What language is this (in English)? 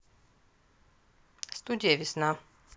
Russian